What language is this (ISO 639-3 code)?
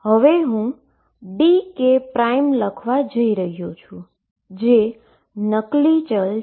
guj